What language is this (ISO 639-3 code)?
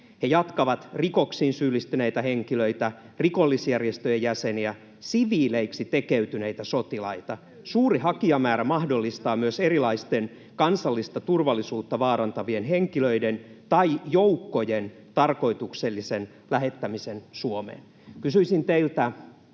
fin